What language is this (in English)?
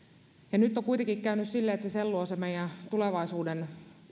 Finnish